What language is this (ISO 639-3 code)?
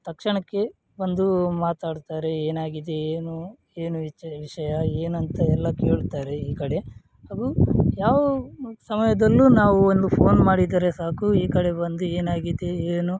kan